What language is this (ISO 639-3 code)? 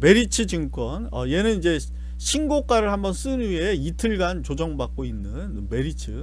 kor